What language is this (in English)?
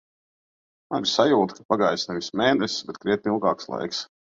Latvian